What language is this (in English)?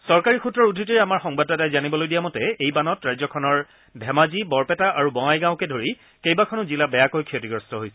Assamese